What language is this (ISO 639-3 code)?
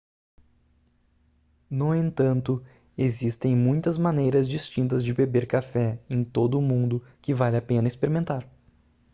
por